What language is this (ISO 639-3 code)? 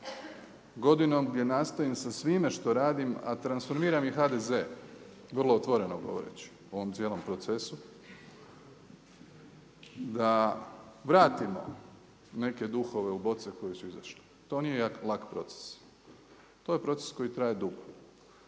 hrv